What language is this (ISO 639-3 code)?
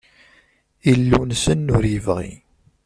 kab